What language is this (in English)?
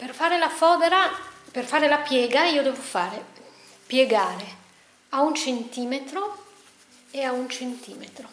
Italian